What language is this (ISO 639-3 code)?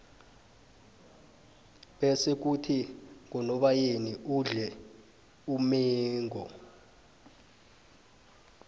nbl